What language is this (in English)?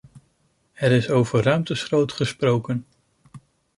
Dutch